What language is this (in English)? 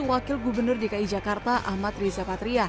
Indonesian